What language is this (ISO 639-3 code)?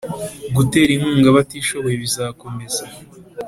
kin